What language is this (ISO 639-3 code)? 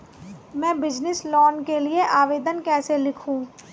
hin